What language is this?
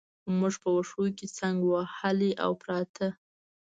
Pashto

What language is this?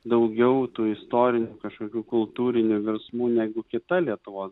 Lithuanian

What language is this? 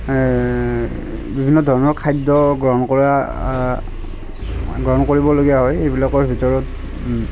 Assamese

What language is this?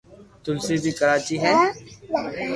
Loarki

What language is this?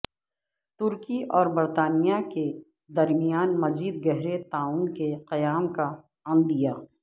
Urdu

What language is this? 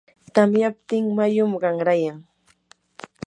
Yanahuanca Pasco Quechua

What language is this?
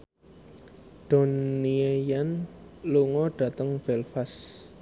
Javanese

